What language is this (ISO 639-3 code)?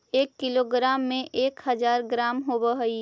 mag